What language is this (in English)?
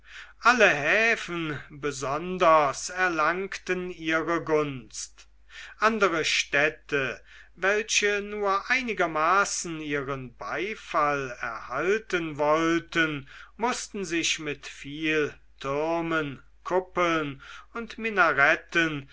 German